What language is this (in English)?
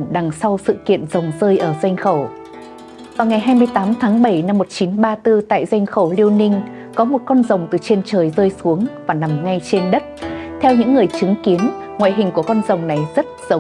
Vietnamese